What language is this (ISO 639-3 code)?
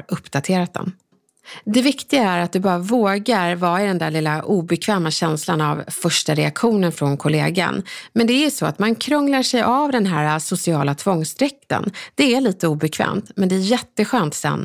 swe